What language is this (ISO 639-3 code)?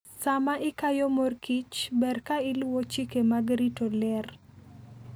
luo